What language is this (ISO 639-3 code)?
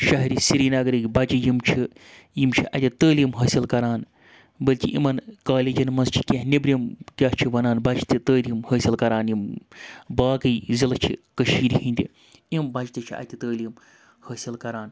kas